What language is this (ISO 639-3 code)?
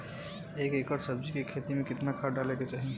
bho